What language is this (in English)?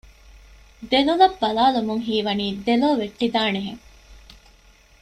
Divehi